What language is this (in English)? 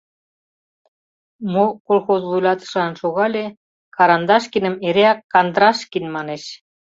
Mari